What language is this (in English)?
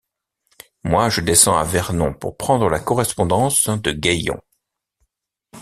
French